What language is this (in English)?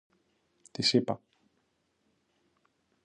Greek